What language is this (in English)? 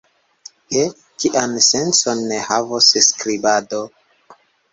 Esperanto